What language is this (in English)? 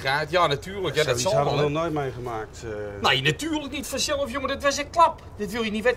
Dutch